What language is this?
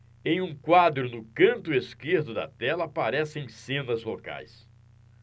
Portuguese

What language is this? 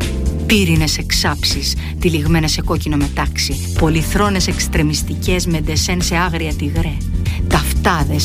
Greek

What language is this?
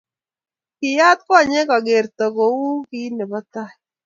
Kalenjin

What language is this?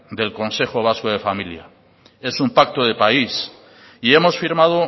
Spanish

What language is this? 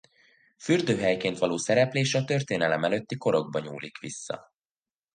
Hungarian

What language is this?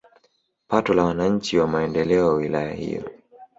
Swahili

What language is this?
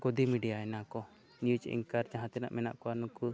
Santali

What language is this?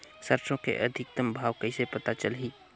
Chhattisgarhi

